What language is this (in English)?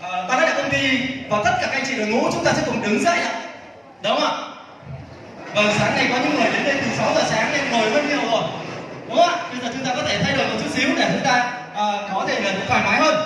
Vietnamese